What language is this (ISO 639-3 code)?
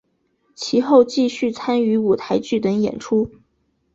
zho